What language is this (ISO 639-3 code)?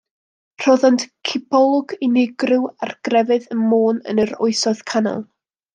cym